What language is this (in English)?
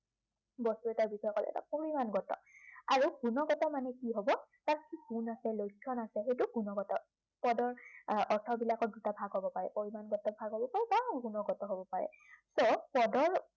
Assamese